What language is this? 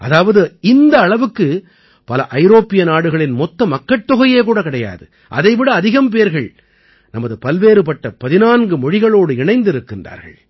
Tamil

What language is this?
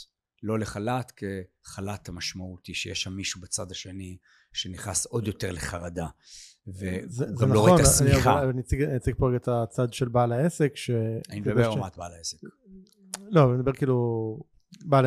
Hebrew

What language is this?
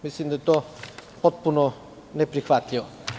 Serbian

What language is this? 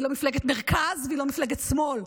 Hebrew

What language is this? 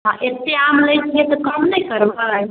Maithili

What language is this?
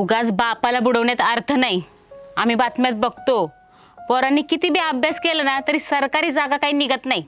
Marathi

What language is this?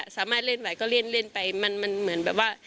Thai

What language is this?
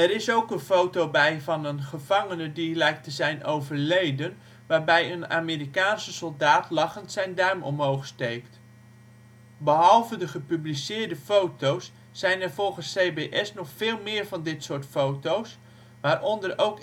Dutch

